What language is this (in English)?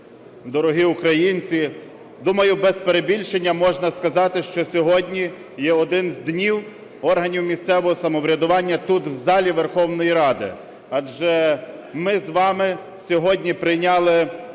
Ukrainian